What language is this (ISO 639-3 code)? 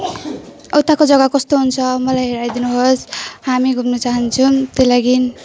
nep